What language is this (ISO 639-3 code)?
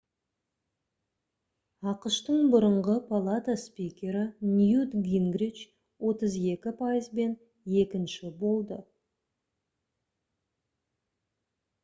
kaz